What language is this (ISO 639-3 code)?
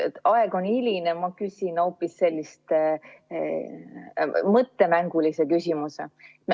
est